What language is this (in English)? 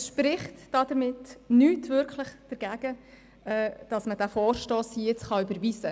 Swiss German